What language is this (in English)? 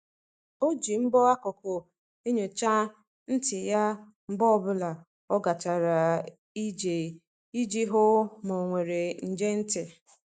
Igbo